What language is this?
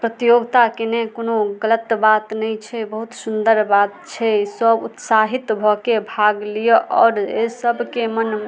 Maithili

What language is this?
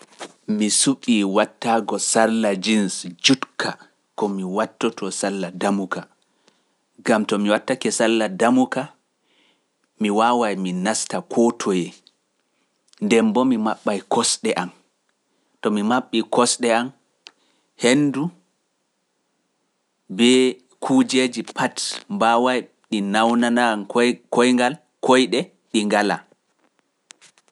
Pular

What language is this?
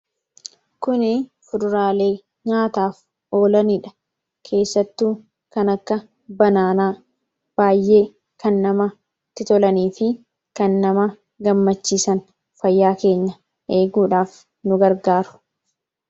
Oromo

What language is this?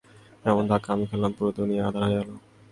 Bangla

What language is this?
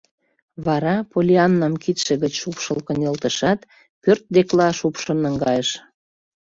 Mari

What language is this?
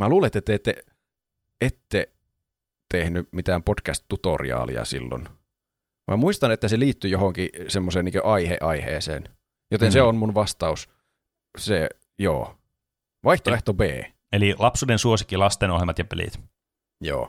Finnish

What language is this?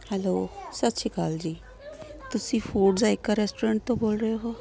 Punjabi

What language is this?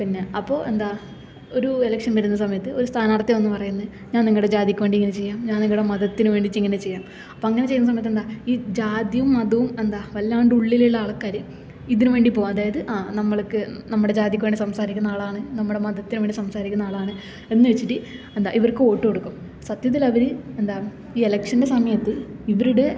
Malayalam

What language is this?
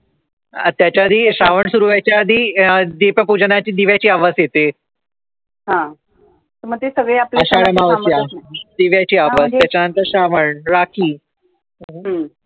Marathi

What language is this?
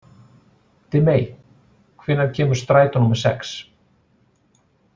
Icelandic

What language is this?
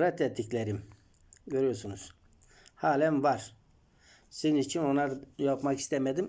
Turkish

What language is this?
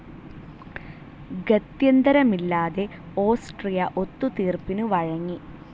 Malayalam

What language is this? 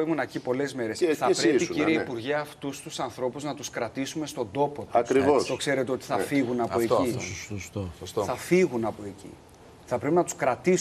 Greek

